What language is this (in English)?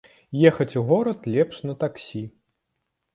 Belarusian